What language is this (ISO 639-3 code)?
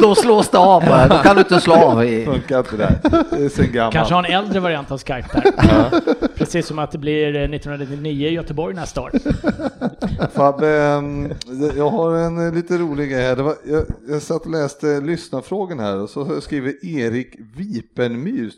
swe